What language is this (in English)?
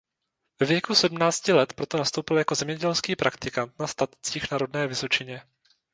Czech